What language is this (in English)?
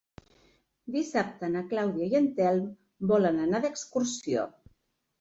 Catalan